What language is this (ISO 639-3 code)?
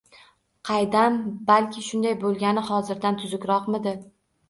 uzb